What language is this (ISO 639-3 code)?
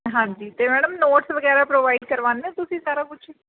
pan